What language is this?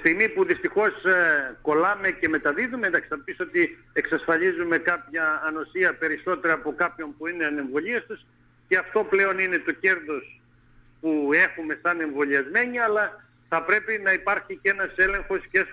Greek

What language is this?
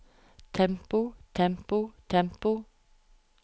Norwegian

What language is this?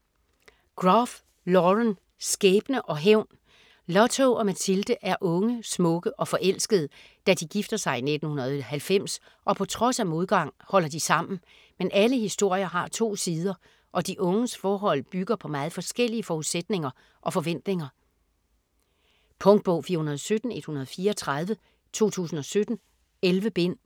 Danish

